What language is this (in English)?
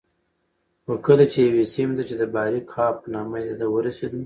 Pashto